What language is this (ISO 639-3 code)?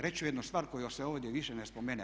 hrv